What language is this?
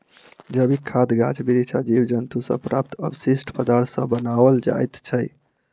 Maithili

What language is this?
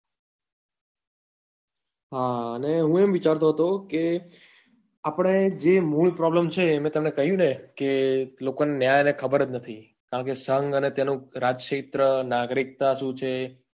Gujarati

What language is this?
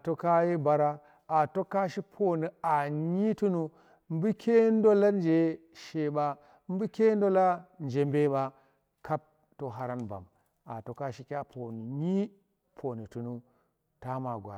Tera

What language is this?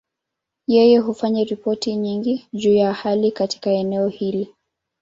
Swahili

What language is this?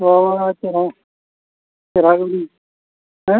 Santali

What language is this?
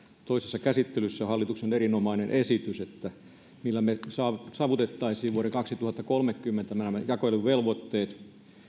Finnish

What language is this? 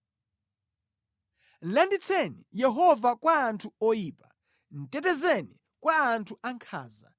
Nyanja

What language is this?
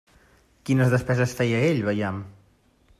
Catalan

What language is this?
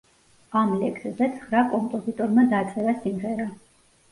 Georgian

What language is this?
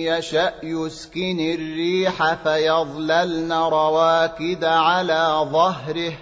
Arabic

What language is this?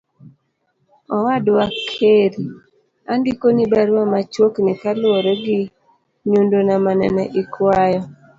Luo (Kenya and Tanzania)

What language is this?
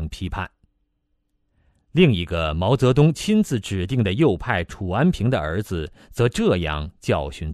Chinese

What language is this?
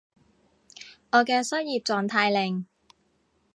Cantonese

